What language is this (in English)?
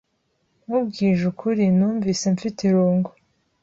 Kinyarwanda